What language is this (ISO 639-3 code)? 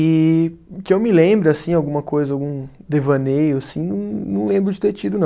por